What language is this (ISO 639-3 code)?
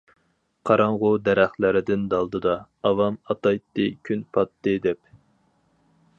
uig